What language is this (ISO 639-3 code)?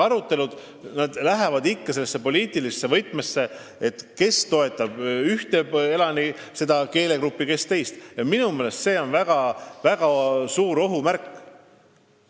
est